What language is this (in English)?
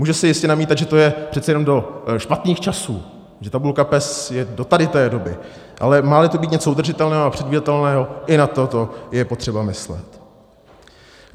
Czech